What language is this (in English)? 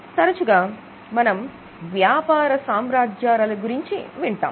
Telugu